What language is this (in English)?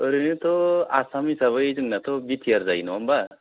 Bodo